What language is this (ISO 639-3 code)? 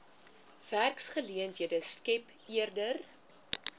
afr